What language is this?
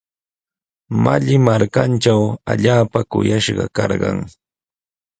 Sihuas Ancash Quechua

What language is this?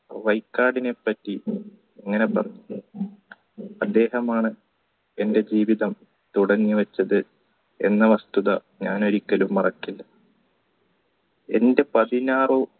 Malayalam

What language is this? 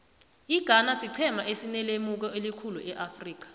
South Ndebele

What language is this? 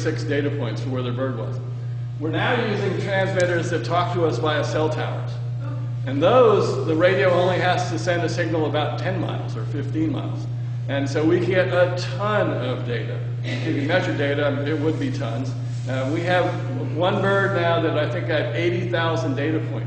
English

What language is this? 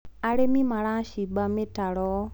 Kikuyu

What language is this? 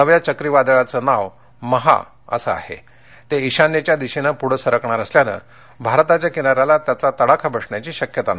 Marathi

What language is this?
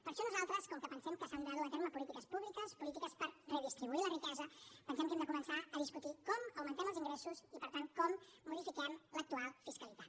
Catalan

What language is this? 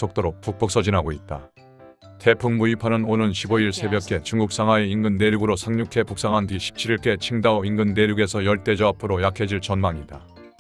Korean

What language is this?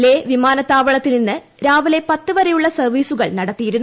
Malayalam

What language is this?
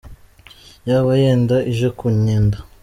Kinyarwanda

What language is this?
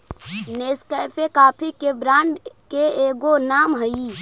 Magahi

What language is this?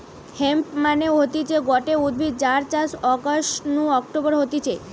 Bangla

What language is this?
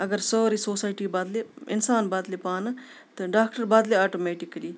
Kashmiri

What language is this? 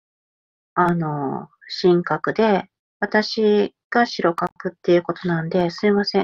Japanese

